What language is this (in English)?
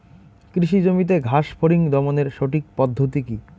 Bangla